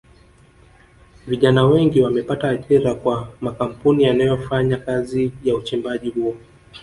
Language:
Swahili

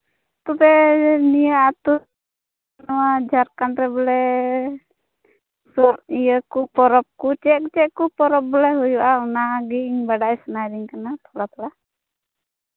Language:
Santali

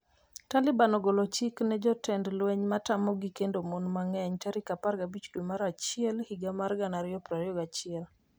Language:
Luo (Kenya and Tanzania)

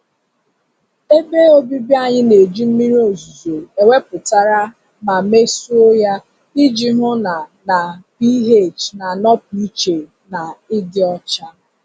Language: Igbo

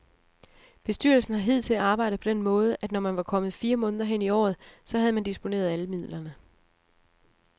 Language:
Danish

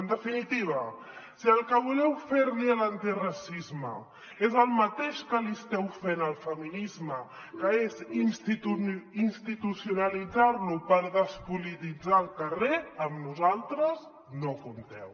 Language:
Catalan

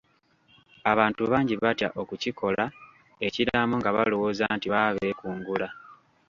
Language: Ganda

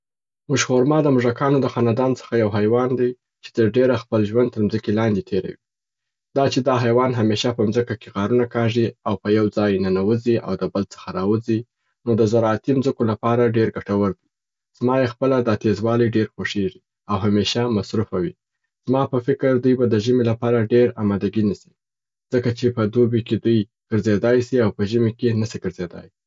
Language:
Southern Pashto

